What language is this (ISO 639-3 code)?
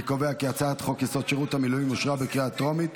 heb